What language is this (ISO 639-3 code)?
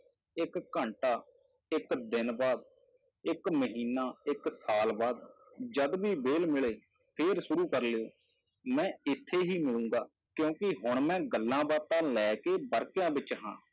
pan